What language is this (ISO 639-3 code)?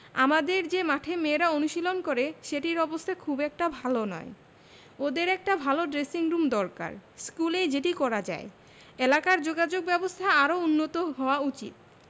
ben